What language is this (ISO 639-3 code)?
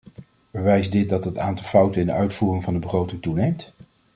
nld